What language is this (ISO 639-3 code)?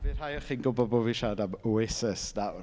cym